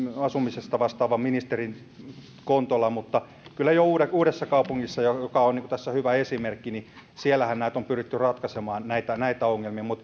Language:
Finnish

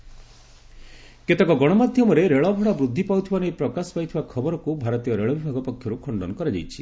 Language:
Odia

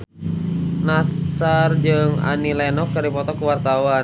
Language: Sundanese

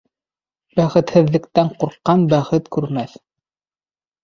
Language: Bashkir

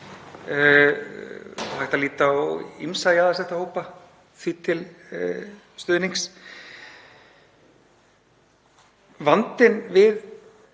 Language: Icelandic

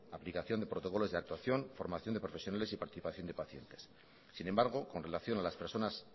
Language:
Spanish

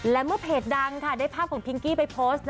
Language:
Thai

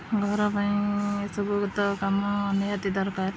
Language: Odia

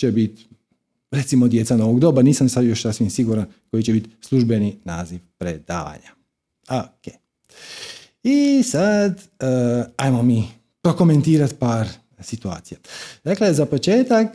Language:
Croatian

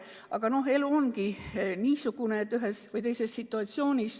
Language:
Estonian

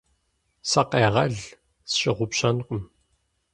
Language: Kabardian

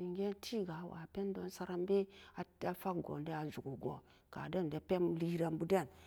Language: Samba Daka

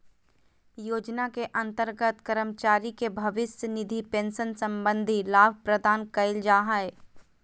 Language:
Magahi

